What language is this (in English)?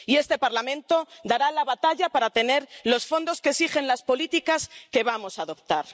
Spanish